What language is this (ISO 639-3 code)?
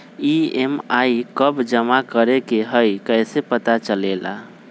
mag